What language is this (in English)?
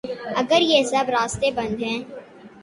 Urdu